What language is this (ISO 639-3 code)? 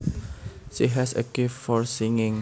jav